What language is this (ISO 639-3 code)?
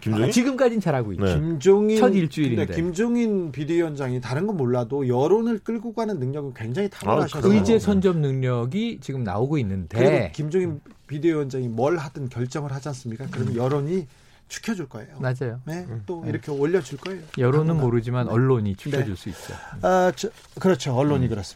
kor